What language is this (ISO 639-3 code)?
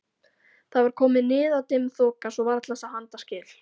isl